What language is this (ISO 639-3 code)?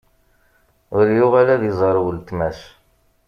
kab